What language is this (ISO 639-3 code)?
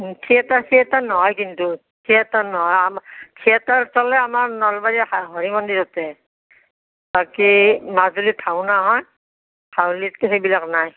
asm